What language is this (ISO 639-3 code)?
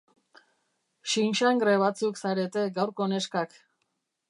eus